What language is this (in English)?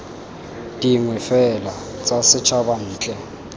Tswana